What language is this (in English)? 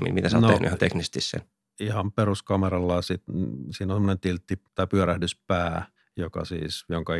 Finnish